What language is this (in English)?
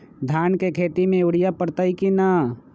Magahi